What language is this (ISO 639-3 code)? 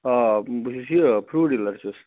kas